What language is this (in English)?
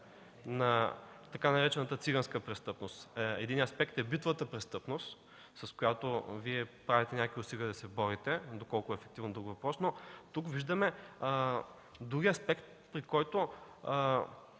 Bulgarian